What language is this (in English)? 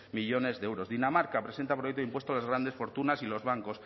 Spanish